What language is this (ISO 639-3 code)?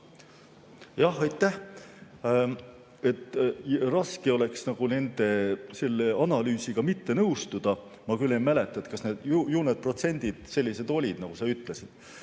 est